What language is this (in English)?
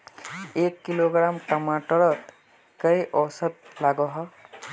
Magahi